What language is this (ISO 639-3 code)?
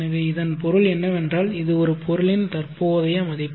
tam